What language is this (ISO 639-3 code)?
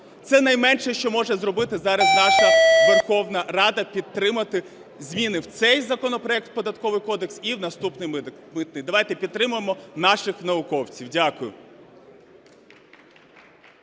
ukr